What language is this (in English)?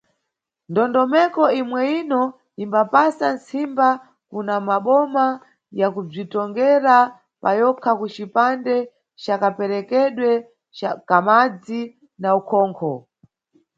Nyungwe